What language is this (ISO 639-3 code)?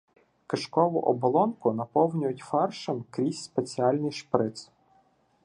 ukr